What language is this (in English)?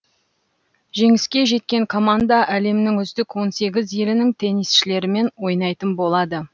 Kazakh